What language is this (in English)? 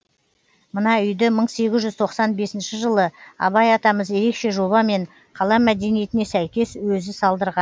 Kazakh